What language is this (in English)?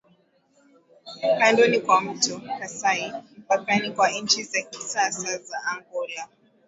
Swahili